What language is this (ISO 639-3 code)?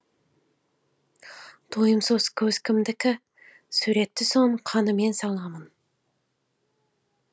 kaz